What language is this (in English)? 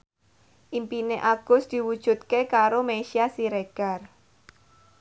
Javanese